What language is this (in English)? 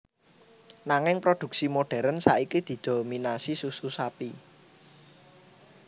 Javanese